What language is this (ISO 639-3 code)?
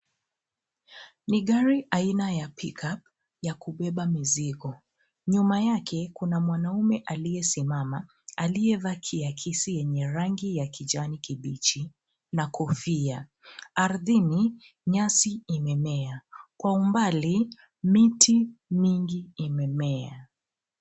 swa